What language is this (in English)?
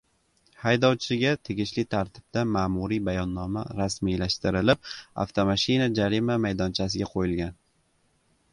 Uzbek